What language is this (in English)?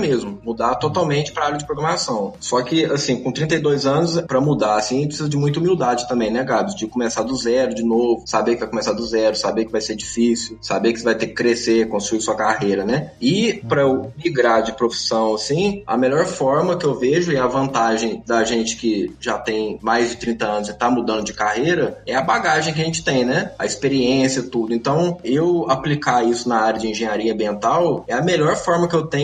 Portuguese